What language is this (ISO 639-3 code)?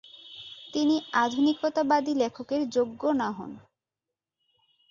ben